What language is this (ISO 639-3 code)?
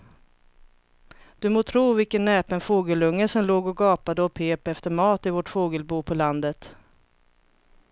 swe